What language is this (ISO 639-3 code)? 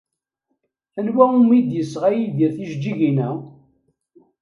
kab